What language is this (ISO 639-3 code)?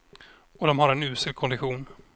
swe